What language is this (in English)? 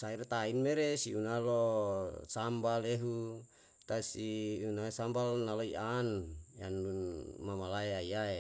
Yalahatan